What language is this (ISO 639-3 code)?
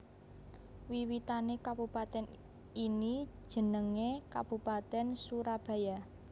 jav